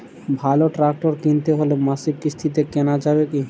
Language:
Bangla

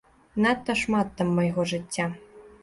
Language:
Belarusian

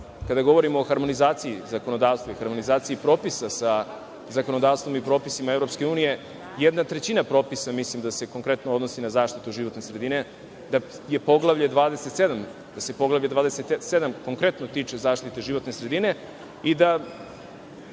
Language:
Serbian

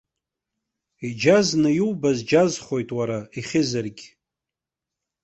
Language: Abkhazian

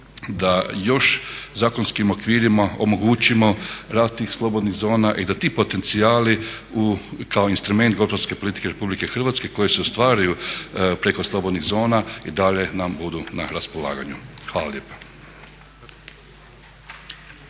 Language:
Croatian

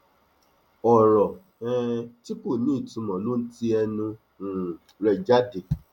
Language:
Yoruba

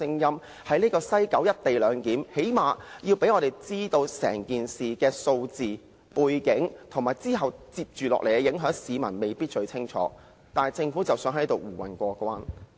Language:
Cantonese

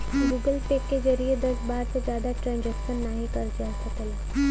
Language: Bhojpuri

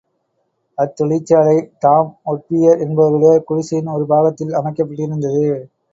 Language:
Tamil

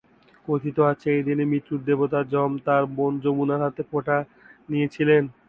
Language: Bangla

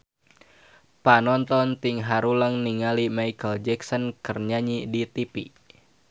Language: Sundanese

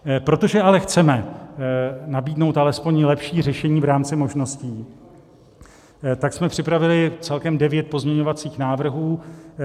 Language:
Czech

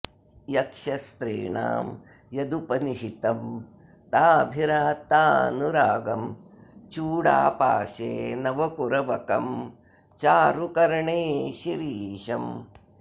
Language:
Sanskrit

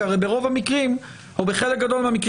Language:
Hebrew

